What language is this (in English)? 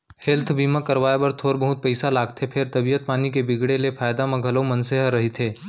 Chhattisgarhi